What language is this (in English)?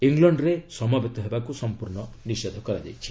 Odia